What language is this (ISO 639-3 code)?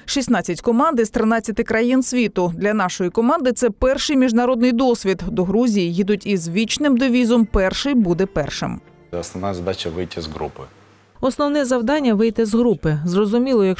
ukr